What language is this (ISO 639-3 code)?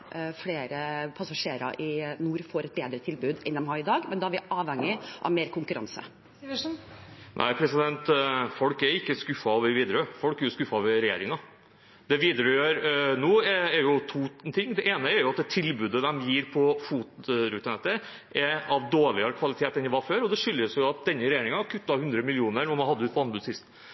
nor